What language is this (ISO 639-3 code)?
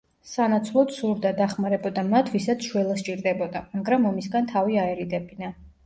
kat